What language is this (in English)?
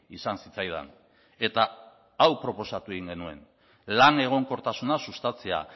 Basque